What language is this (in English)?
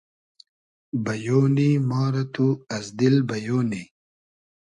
Hazaragi